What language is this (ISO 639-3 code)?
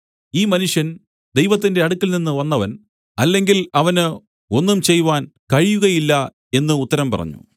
mal